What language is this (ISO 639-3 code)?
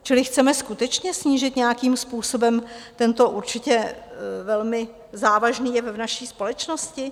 ces